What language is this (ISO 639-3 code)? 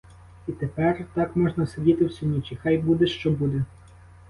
ukr